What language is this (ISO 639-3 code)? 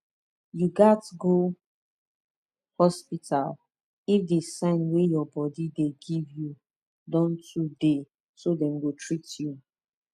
pcm